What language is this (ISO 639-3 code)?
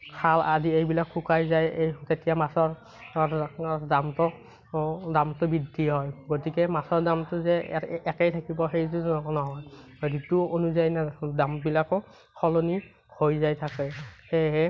asm